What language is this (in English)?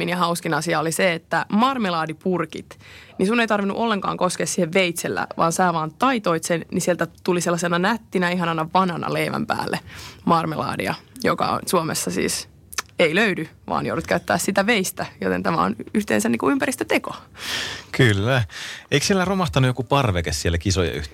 Finnish